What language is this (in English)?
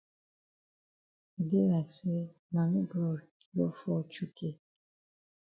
Cameroon Pidgin